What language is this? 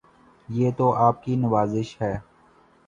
Urdu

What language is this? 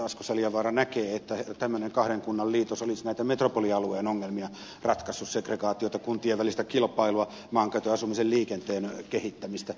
Finnish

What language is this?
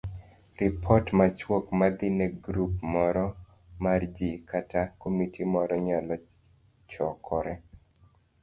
Luo (Kenya and Tanzania)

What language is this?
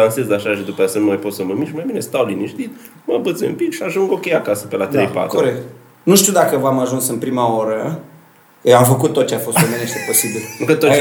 Romanian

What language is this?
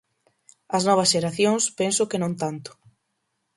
Galician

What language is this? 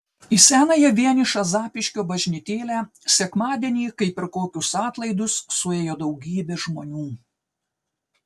Lithuanian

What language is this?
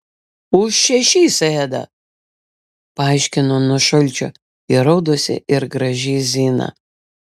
Lithuanian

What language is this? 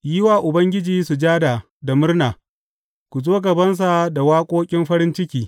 Hausa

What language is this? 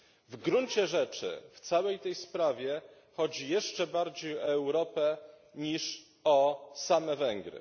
Polish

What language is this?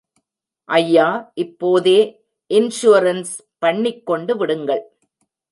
Tamil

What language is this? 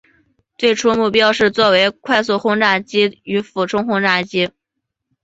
Chinese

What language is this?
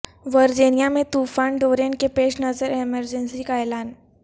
Urdu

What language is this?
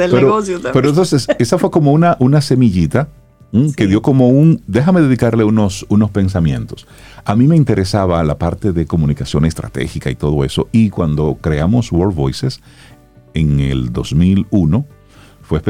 Spanish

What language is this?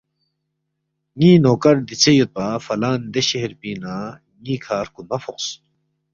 Balti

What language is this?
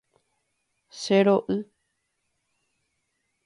Guarani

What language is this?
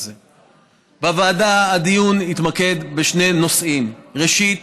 Hebrew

